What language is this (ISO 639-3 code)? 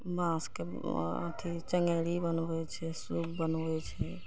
mai